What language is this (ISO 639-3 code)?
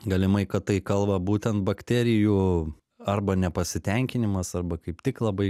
lit